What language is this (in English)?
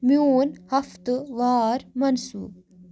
Kashmiri